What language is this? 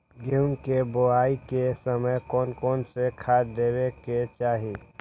Magahi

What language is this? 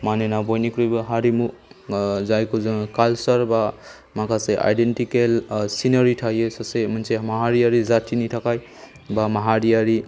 Bodo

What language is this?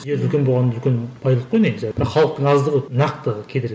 Kazakh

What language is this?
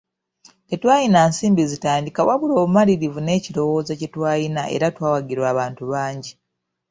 Ganda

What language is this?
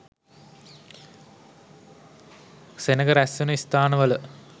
Sinhala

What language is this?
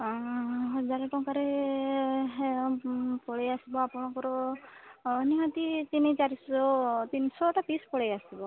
Odia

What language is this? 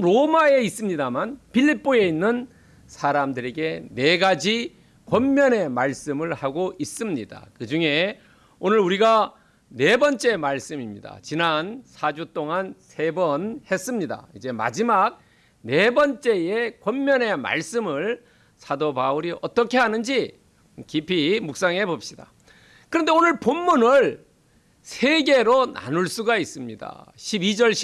Korean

